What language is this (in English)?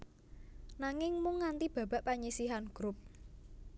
Javanese